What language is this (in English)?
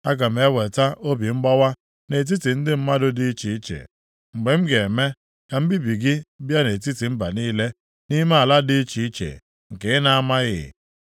Igbo